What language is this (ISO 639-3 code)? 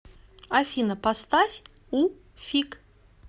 rus